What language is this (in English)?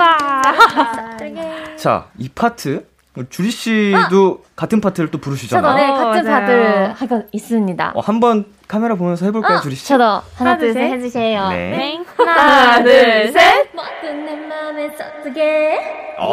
Korean